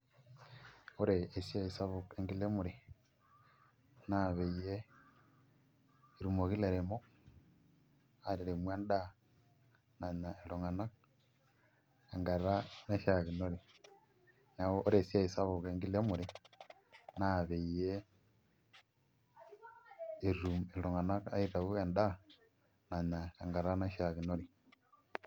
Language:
Masai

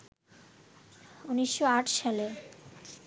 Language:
Bangla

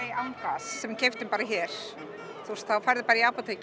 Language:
Icelandic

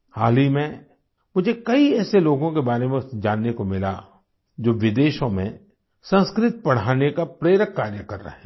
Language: Hindi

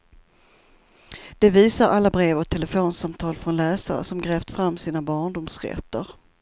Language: Swedish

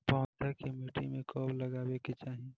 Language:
Bhojpuri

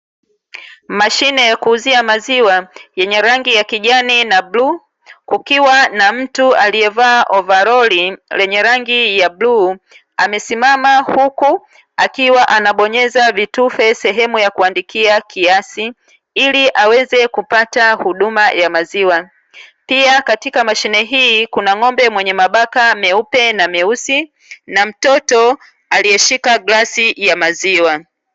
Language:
Swahili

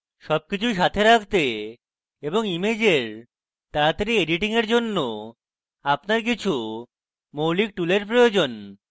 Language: Bangla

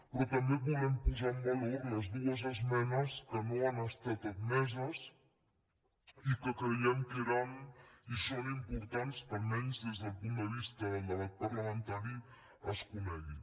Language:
Catalan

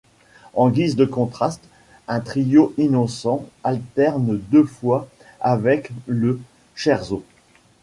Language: French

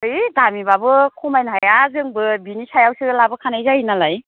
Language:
Bodo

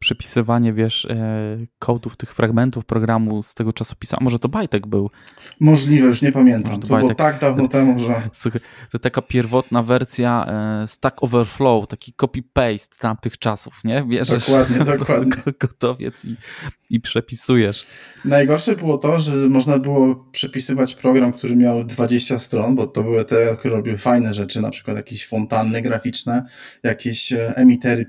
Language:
Polish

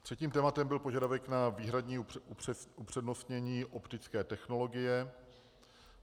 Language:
Czech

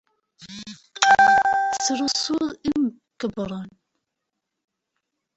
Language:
Kabyle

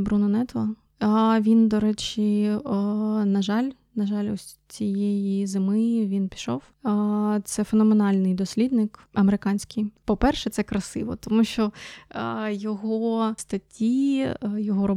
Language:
Ukrainian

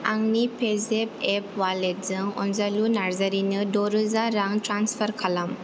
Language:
Bodo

